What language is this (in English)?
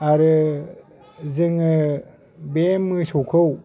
Bodo